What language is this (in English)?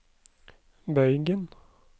Norwegian